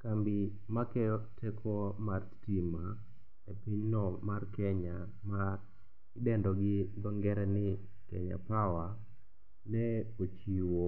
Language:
Luo (Kenya and Tanzania)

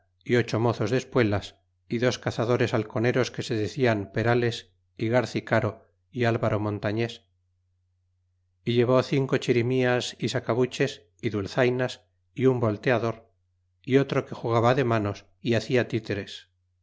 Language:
Spanish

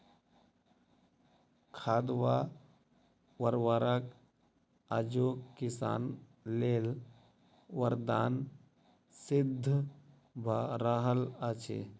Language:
Maithili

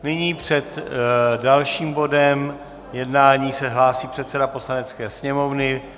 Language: Czech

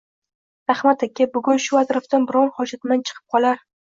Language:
Uzbek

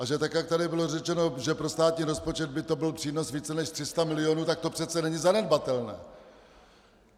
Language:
Czech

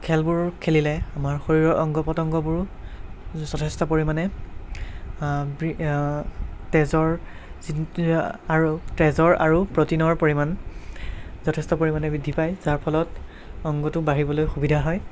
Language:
Assamese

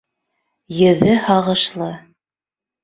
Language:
Bashkir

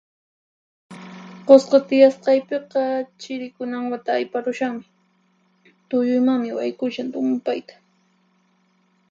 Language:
Puno Quechua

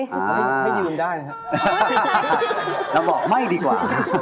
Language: Thai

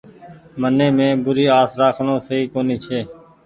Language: Goaria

